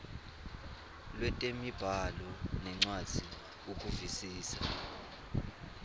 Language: Swati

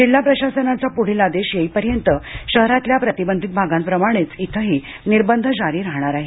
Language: Marathi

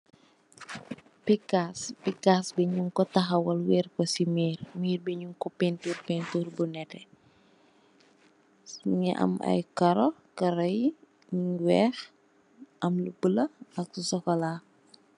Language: Wolof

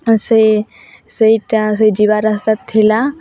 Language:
Odia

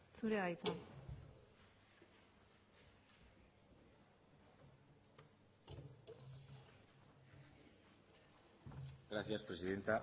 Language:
Basque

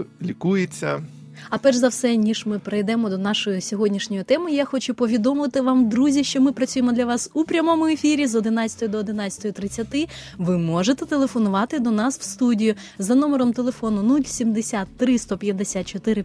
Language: Ukrainian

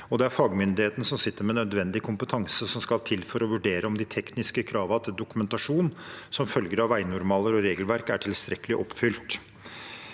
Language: Norwegian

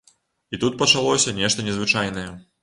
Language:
Belarusian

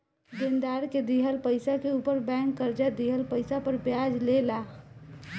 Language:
Bhojpuri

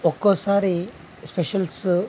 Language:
Telugu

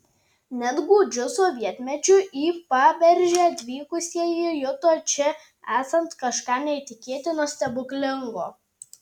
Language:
Lithuanian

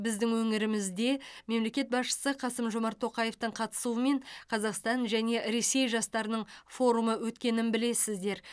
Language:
Kazakh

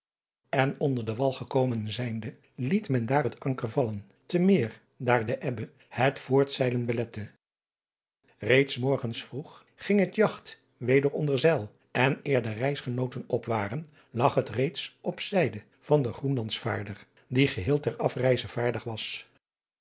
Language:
Dutch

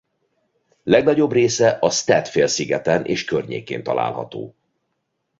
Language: Hungarian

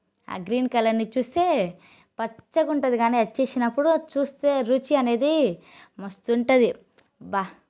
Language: Telugu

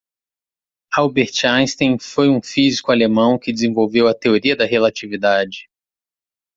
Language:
Portuguese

